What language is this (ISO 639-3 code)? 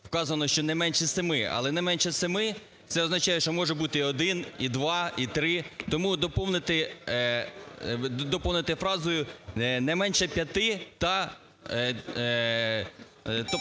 ukr